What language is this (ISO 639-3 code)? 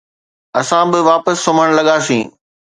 snd